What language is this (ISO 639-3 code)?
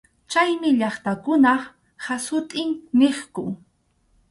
qxu